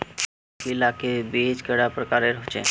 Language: Magahi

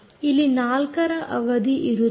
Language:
Kannada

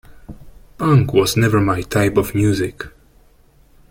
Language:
English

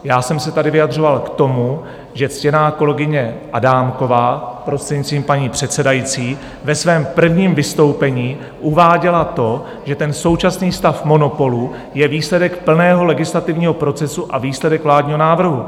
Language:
Czech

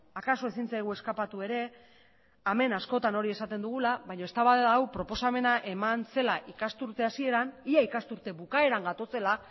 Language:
Basque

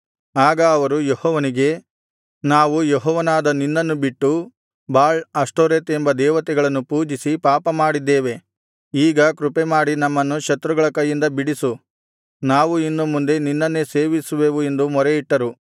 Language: Kannada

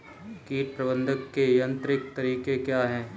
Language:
Hindi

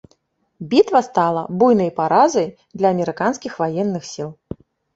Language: Belarusian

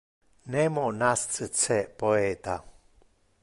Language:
Interlingua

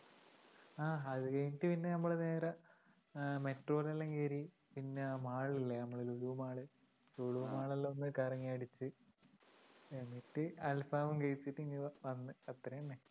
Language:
Malayalam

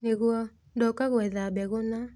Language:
Kikuyu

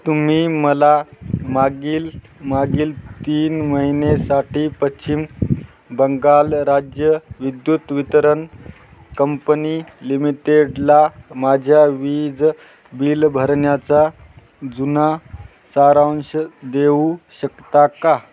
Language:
Marathi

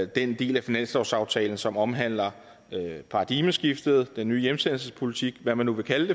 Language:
Danish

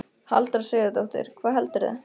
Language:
Icelandic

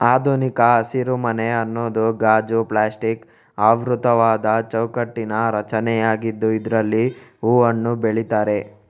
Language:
Kannada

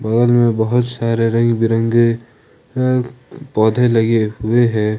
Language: Hindi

